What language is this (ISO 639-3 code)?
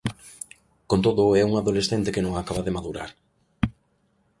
glg